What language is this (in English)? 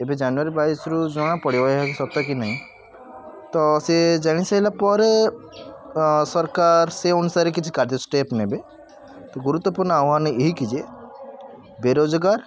Odia